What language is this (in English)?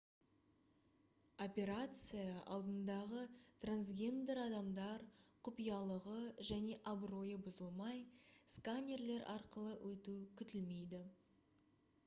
Kazakh